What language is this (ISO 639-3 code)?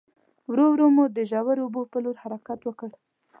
pus